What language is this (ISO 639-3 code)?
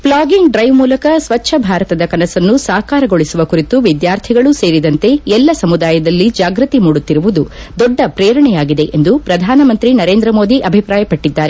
kan